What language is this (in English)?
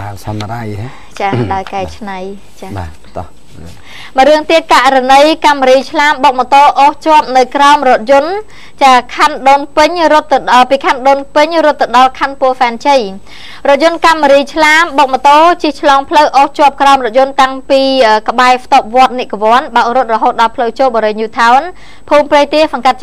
Thai